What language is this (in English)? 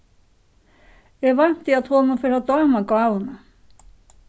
Faroese